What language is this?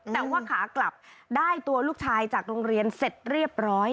Thai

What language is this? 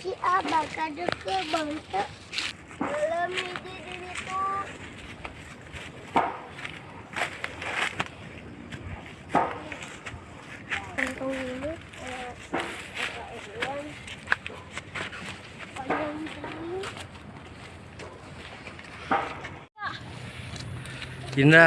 Indonesian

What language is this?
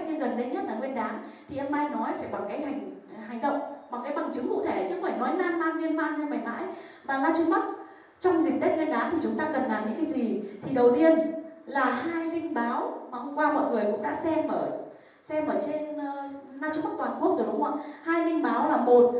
Vietnamese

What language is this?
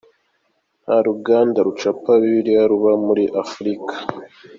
Kinyarwanda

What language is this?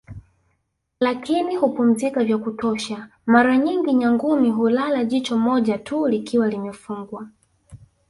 Swahili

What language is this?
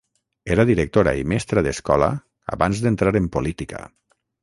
Catalan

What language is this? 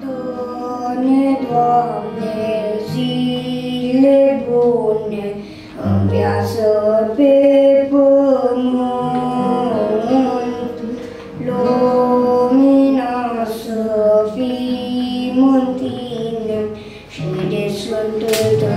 Romanian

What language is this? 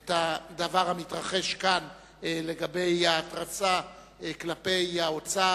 Hebrew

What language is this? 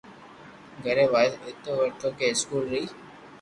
Loarki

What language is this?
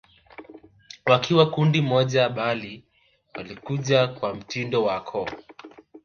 Swahili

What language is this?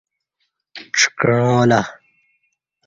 Kati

